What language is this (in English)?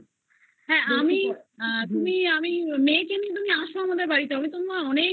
Bangla